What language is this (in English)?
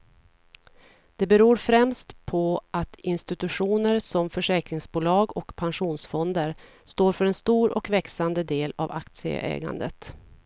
Swedish